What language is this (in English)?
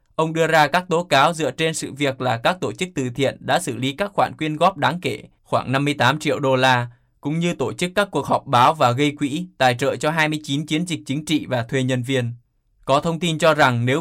Vietnamese